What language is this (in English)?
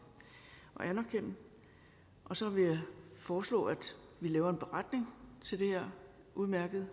Danish